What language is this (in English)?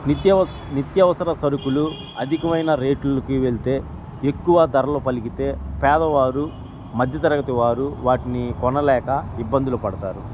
Telugu